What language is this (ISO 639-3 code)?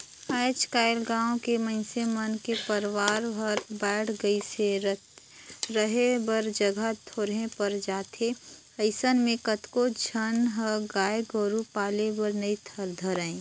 hne